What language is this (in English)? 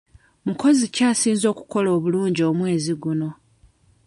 Ganda